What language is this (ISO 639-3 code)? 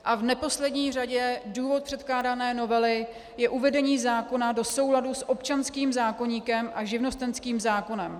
ces